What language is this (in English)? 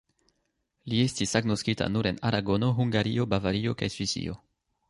Esperanto